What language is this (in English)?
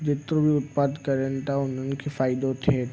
Sindhi